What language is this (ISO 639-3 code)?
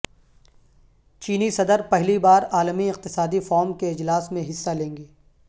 urd